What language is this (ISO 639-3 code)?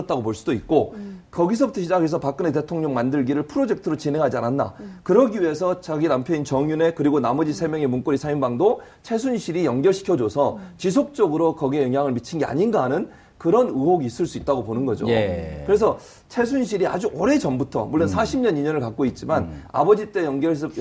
kor